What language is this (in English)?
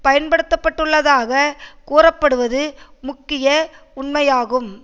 Tamil